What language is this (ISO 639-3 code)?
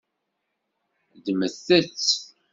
kab